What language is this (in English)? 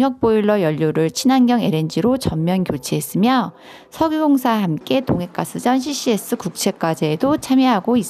Korean